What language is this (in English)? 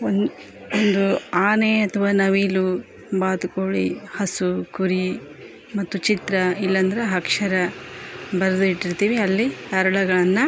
Kannada